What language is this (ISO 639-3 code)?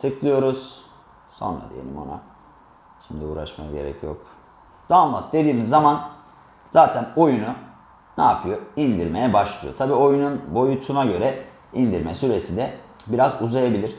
tur